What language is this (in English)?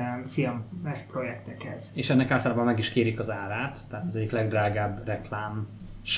Hungarian